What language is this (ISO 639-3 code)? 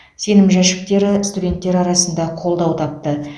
kaz